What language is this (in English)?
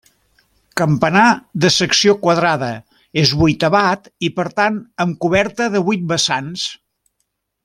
Catalan